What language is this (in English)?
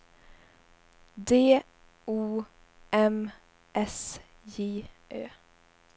Swedish